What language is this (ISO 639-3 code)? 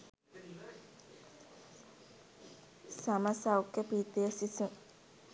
sin